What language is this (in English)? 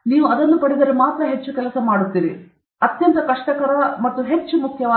Kannada